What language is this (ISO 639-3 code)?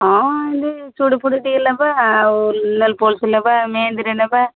ori